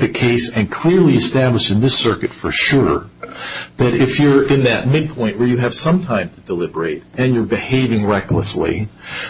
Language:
English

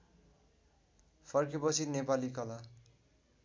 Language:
Nepali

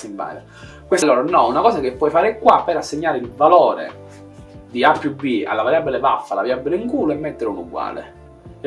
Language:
Italian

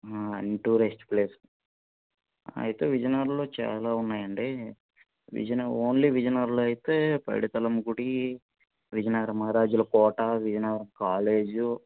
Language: Telugu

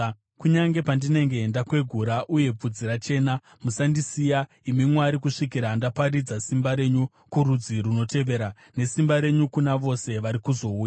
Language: Shona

